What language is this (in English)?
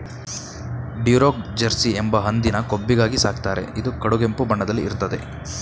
Kannada